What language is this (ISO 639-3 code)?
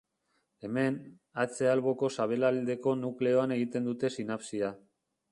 eus